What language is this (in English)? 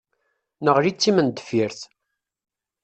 Kabyle